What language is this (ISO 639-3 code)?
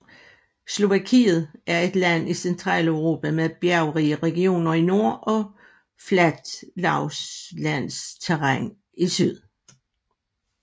dan